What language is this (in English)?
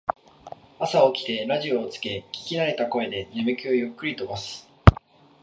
Japanese